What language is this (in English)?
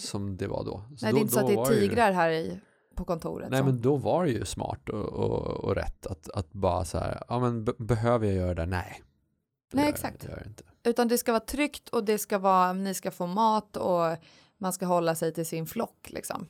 Swedish